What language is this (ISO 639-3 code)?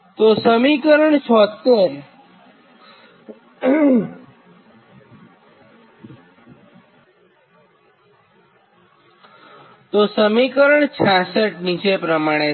guj